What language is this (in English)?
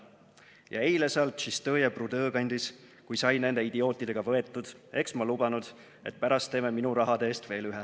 Estonian